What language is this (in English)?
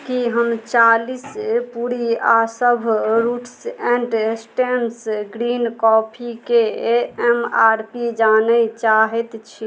Maithili